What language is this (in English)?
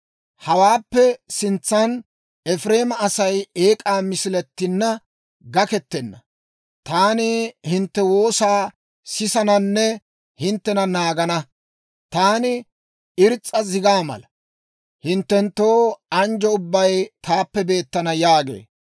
Dawro